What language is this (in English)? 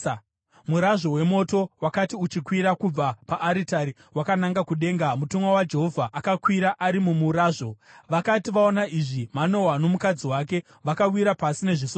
Shona